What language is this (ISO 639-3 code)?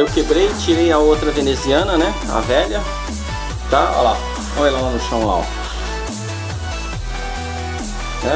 por